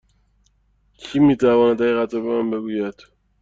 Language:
Persian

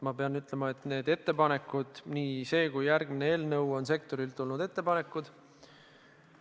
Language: Estonian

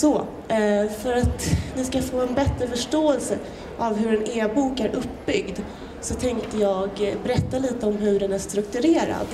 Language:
Swedish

